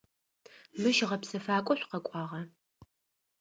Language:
Adyghe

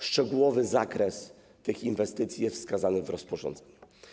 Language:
Polish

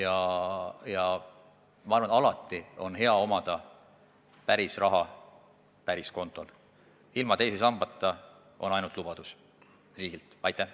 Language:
Estonian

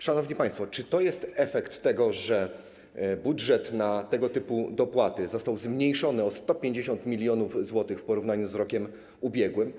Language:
Polish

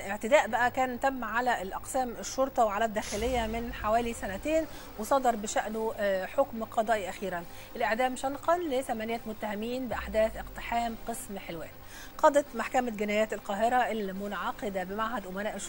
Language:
Arabic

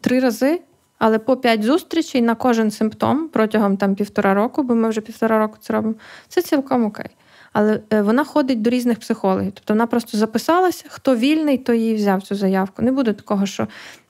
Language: Ukrainian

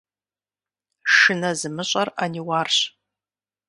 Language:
Kabardian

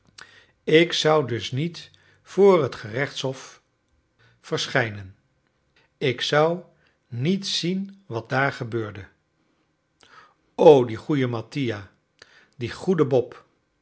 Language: Dutch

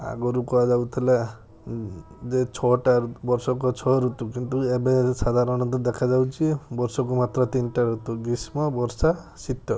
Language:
Odia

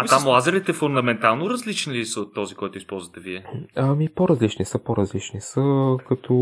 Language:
Bulgarian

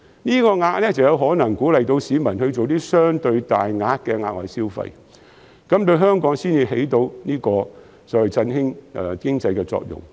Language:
Cantonese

